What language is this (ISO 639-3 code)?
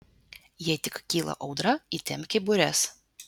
lit